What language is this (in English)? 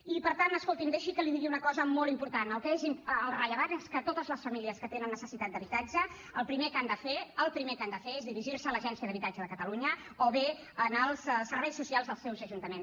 Catalan